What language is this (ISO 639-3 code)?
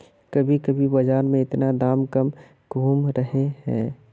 mag